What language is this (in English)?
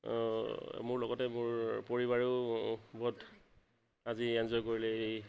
Assamese